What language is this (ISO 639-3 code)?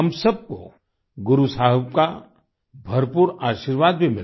hin